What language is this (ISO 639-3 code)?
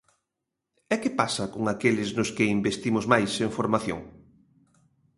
glg